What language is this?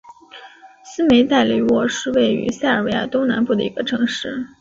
Chinese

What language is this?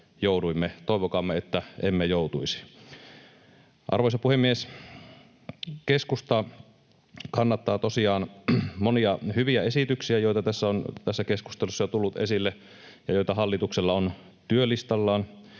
Finnish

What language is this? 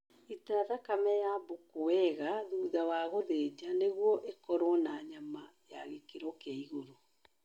Kikuyu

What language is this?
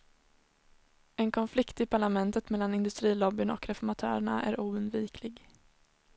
Swedish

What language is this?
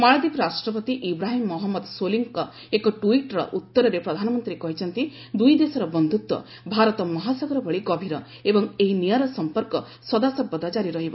Odia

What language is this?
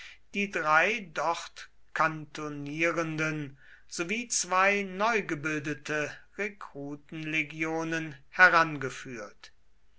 German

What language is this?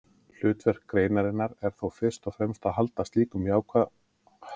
Icelandic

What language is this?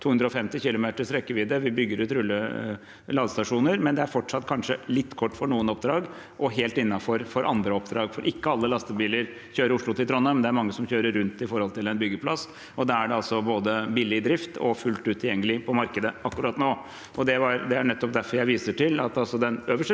Norwegian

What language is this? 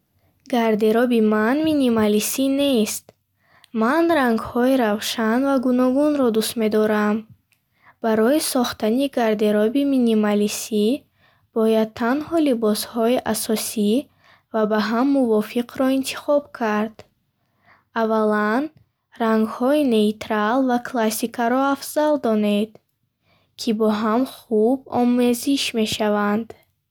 Bukharic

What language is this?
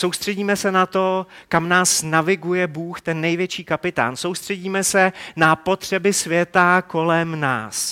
Czech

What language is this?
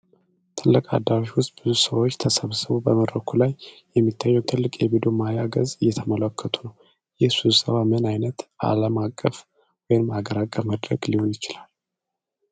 Amharic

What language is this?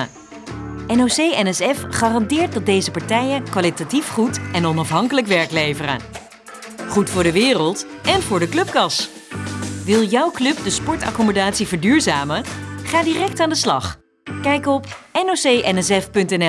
Dutch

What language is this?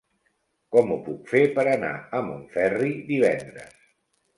Catalan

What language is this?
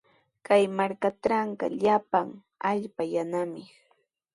Sihuas Ancash Quechua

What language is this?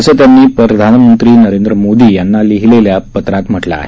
Marathi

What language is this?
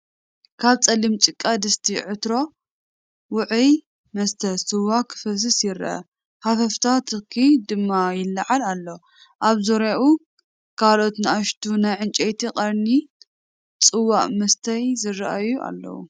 Tigrinya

